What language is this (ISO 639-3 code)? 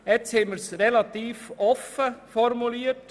gsw